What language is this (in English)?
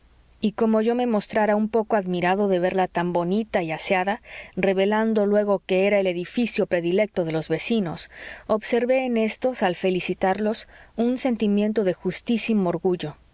Spanish